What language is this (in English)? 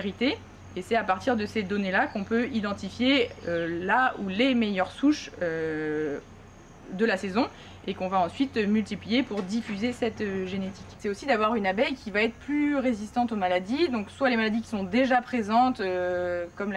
French